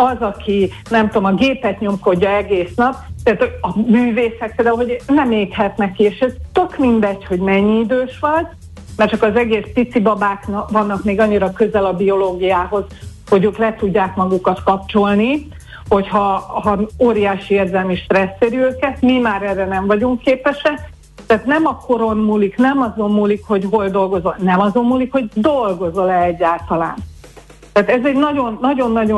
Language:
Hungarian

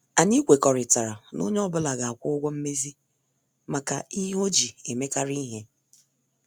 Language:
Igbo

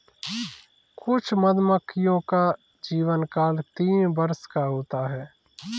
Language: Hindi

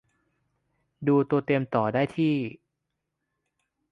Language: Thai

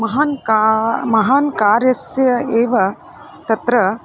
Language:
Sanskrit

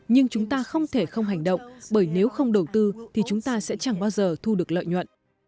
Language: Vietnamese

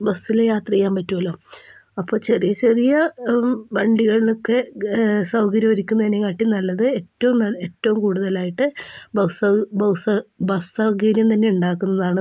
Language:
Malayalam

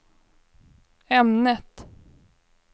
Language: Swedish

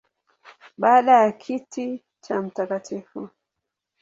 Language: Swahili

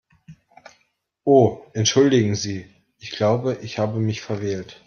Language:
German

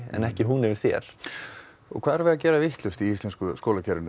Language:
Icelandic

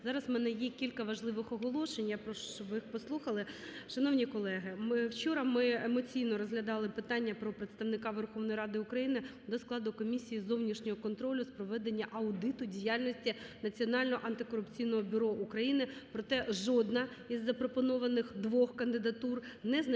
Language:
Ukrainian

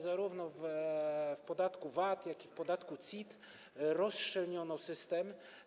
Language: Polish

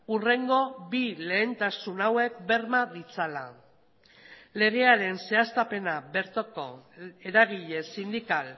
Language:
Basque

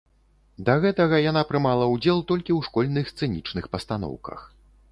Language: Belarusian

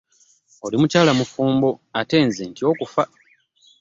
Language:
Ganda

